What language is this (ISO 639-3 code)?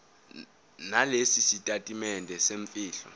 zul